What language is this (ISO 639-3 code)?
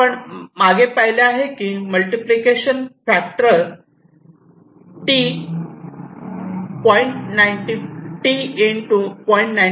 mar